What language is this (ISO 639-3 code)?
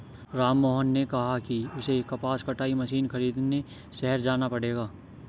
hin